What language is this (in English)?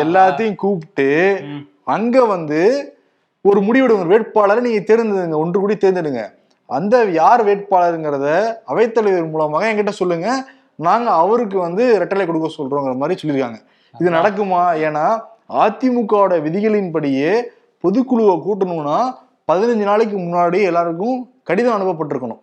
Tamil